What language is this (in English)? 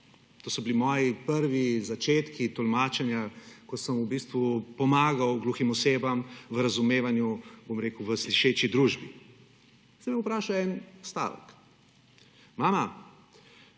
Slovenian